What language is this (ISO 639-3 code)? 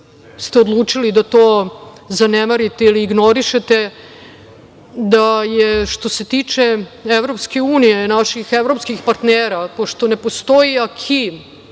srp